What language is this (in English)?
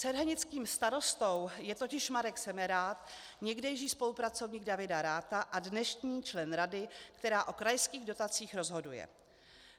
Czech